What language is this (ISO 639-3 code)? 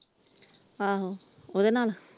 pan